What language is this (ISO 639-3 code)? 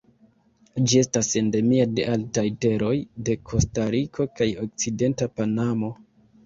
epo